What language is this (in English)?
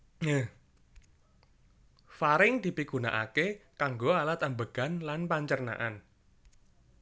Javanese